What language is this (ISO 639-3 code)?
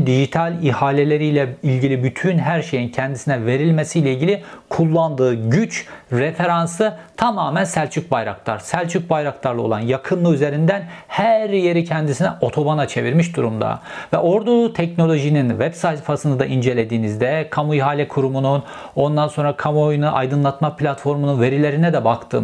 tur